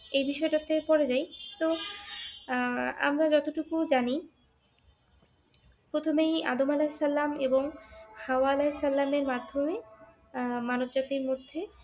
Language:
Bangla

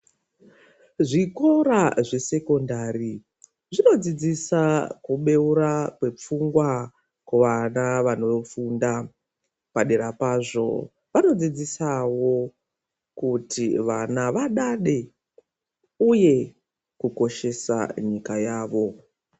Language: Ndau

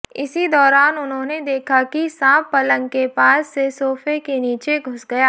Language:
Hindi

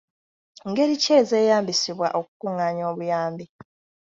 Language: Ganda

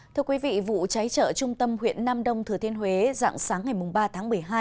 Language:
Vietnamese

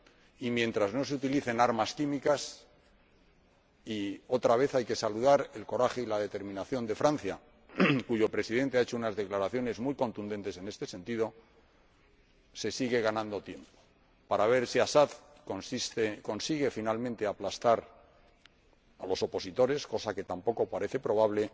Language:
Spanish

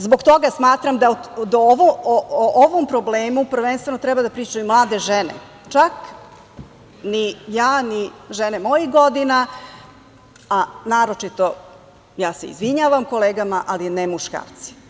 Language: Serbian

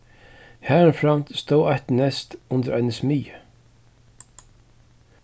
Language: Faroese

